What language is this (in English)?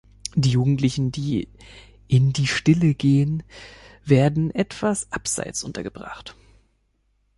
German